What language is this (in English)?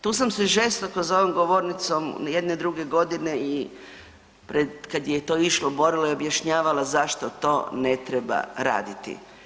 Croatian